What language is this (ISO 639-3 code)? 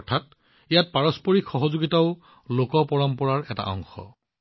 asm